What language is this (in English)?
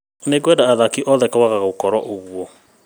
Kikuyu